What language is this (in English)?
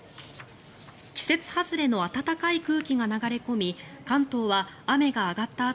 Japanese